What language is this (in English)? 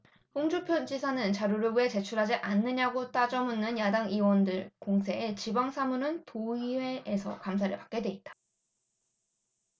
Korean